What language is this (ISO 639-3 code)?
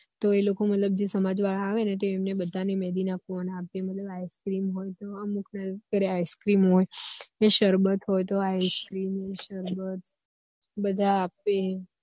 guj